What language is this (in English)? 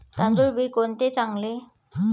Marathi